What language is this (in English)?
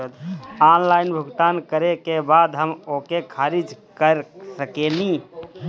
Bhojpuri